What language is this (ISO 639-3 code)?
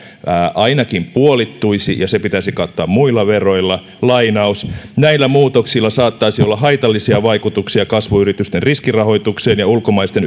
fin